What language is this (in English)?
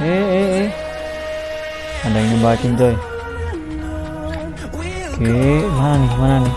Indonesian